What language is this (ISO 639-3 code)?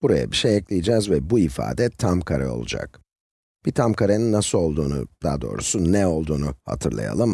tur